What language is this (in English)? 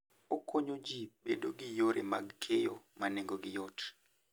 Luo (Kenya and Tanzania)